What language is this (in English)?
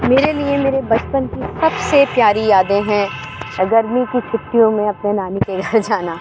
Urdu